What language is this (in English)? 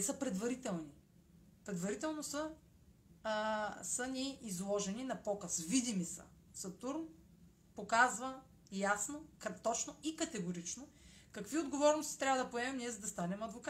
Bulgarian